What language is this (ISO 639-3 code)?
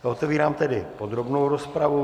ces